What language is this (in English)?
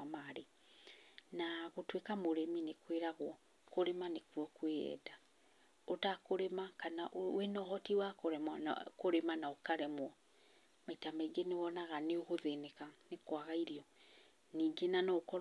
Kikuyu